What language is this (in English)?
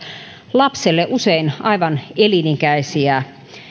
Finnish